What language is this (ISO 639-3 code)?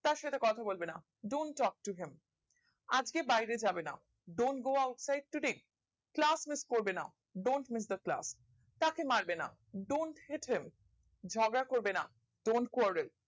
ben